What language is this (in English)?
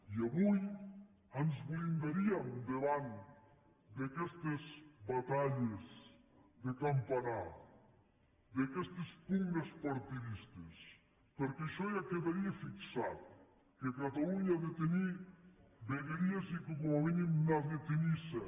Catalan